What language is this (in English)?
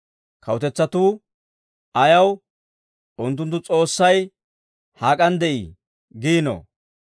Dawro